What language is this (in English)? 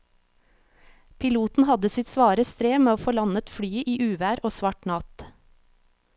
Norwegian